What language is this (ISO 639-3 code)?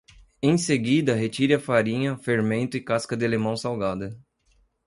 por